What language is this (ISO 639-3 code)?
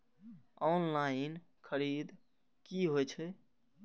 mai